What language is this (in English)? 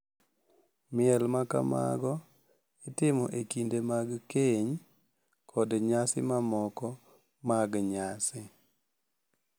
Luo (Kenya and Tanzania)